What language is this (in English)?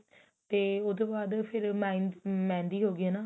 Punjabi